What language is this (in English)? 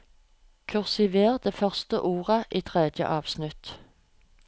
Norwegian